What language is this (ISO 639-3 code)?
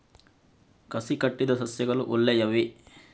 kan